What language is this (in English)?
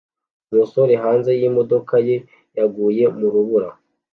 Kinyarwanda